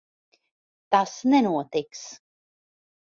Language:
Latvian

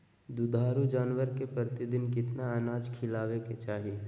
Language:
Magahi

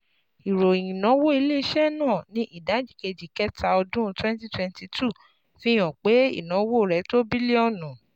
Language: Yoruba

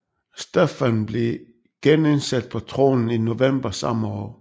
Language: Danish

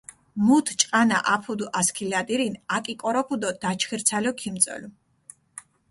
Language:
Mingrelian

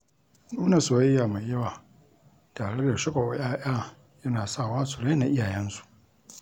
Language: Hausa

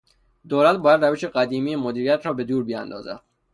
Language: Persian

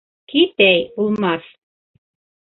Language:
Bashkir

